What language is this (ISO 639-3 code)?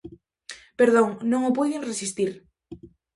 glg